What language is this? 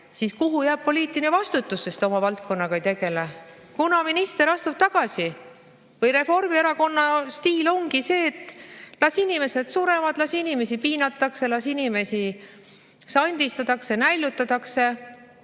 Estonian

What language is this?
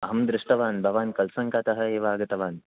Sanskrit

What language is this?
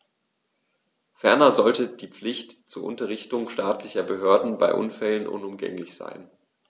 German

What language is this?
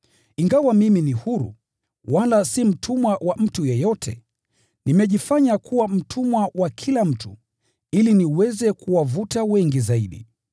Swahili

